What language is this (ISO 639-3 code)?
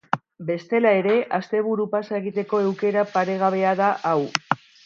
eus